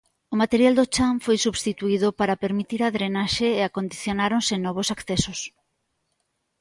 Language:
Galician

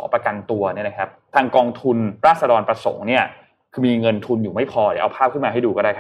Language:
Thai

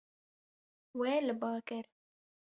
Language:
Kurdish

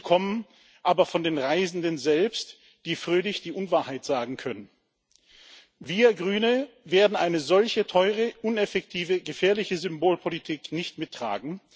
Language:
German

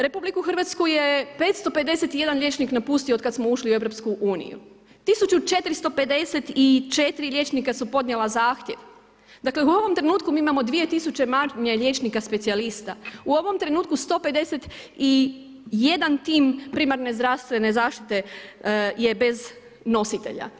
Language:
Croatian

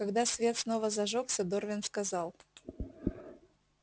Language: Russian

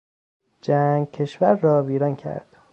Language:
Persian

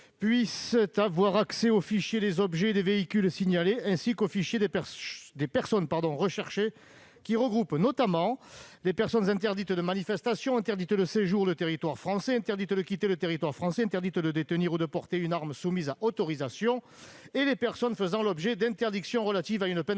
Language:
French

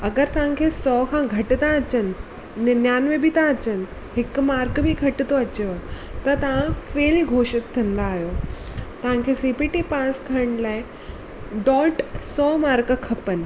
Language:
Sindhi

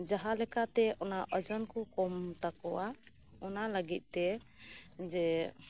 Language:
Santali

